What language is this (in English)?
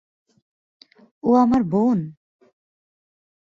Bangla